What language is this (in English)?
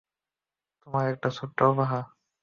Bangla